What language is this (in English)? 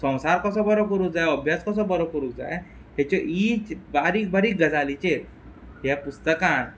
Konkani